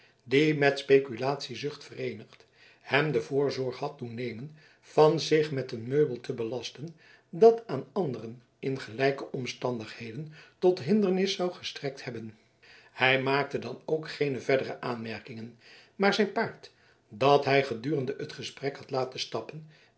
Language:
Dutch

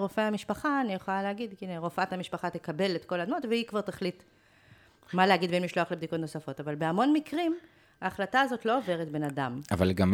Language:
Hebrew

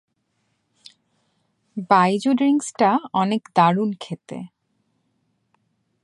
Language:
Bangla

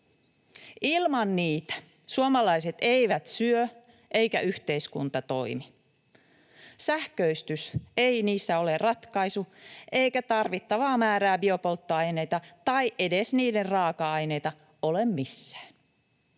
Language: Finnish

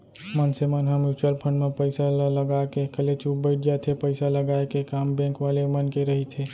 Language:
Chhattisgarhi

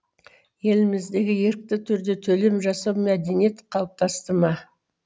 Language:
Kazakh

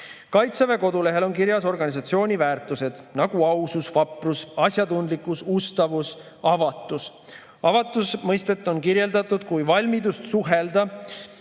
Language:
Estonian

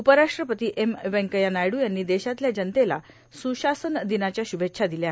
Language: Marathi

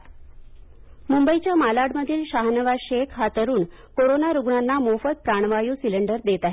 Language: Marathi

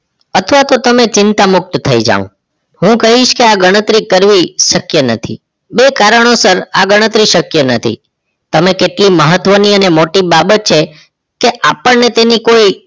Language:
Gujarati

